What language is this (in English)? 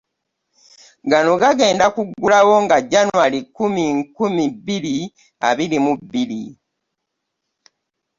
Ganda